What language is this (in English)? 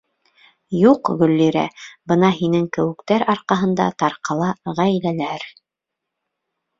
Bashkir